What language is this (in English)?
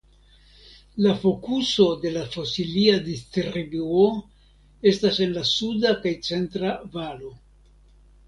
Esperanto